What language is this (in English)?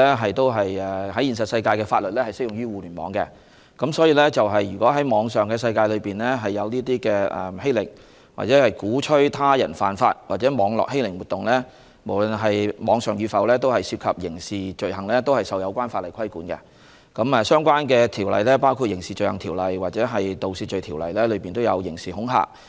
Cantonese